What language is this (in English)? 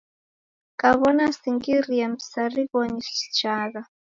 Taita